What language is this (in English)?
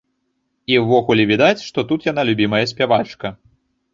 Belarusian